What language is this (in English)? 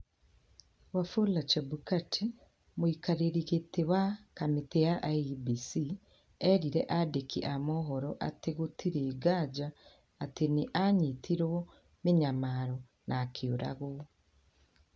Kikuyu